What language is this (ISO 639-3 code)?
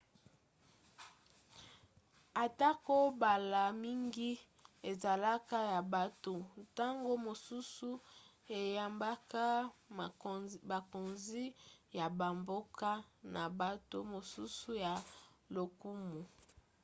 lin